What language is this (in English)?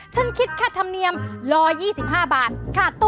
Thai